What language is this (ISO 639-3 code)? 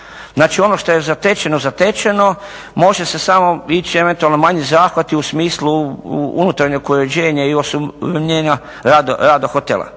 hrv